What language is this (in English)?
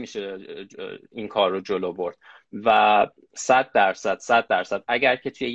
Persian